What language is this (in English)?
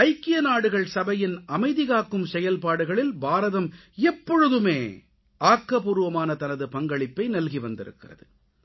Tamil